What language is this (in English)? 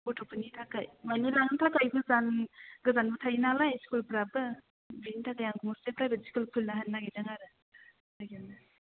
Bodo